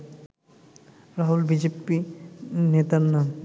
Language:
Bangla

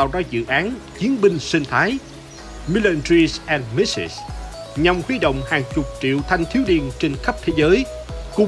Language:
Vietnamese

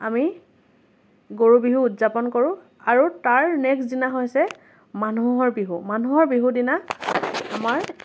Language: Assamese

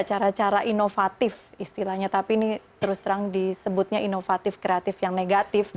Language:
Indonesian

